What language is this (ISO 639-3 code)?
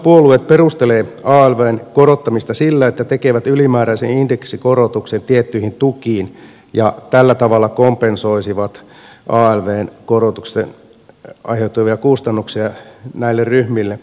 fin